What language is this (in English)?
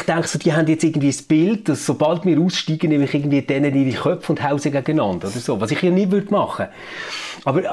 German